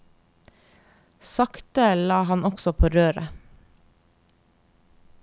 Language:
Norwegian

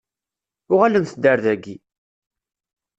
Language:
Kabyle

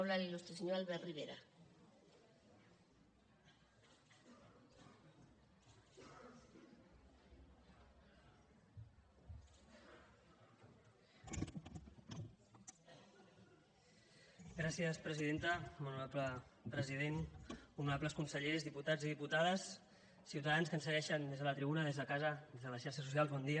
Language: Catalan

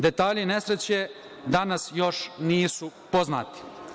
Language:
Serbian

